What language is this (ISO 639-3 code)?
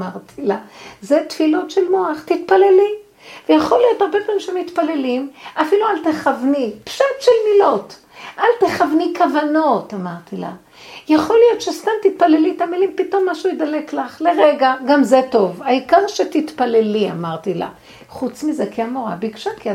heb